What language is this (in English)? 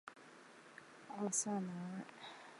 Chinese